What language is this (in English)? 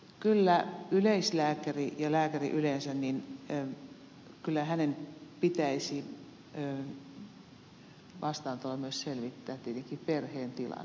Finnish